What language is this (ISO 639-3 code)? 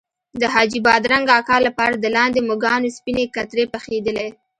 pus